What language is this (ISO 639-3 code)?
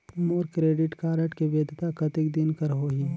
hne